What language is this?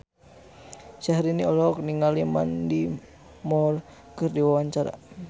Sundanese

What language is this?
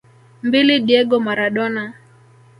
Swahili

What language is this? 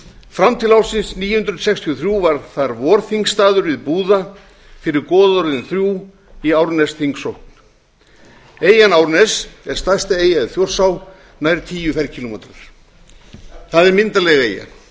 Icelandic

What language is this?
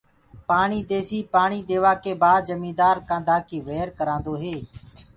Gurgula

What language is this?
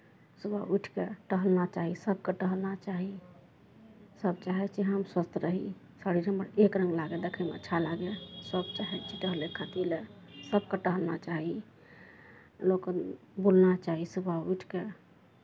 Maithili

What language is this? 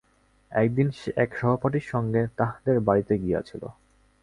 Bangla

